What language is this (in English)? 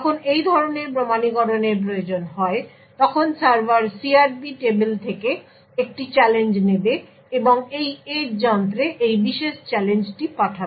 Bangla